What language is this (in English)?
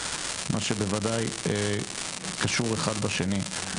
Hebrew